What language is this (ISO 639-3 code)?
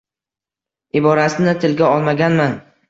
uzb